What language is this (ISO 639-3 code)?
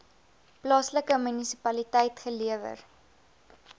afr